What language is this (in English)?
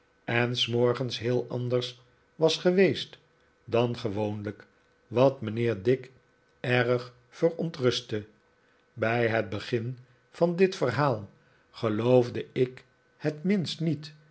Dutch